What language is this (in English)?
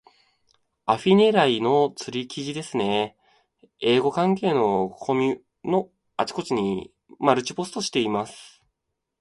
Japanese